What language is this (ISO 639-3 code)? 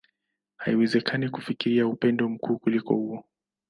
swa